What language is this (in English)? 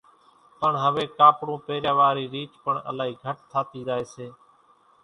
Kachi Koli